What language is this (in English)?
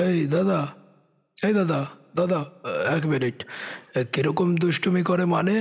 Bangla